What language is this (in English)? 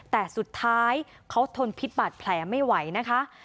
Thai